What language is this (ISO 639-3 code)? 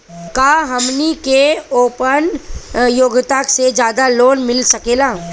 bho